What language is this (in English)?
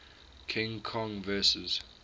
English